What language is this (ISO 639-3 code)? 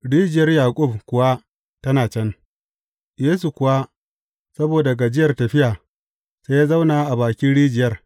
hau